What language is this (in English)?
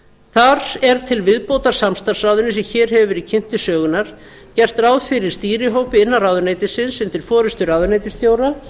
Icelandic